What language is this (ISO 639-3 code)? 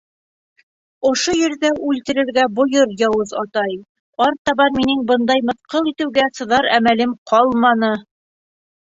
bak